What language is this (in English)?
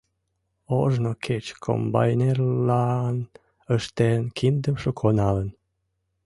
Mari